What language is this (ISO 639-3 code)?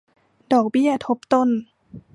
tha